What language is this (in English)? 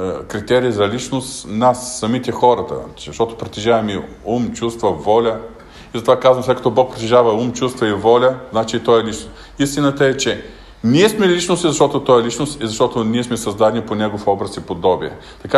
Bulgarian